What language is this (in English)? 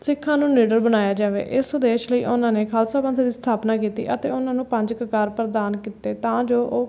Punjabi